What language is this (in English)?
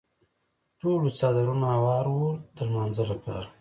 Pashto